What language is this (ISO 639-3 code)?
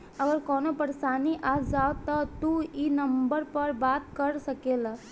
bho